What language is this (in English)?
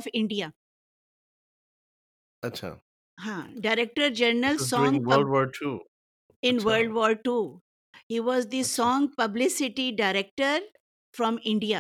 Urdu